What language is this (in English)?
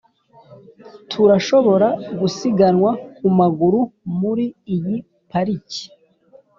Kinyarwanda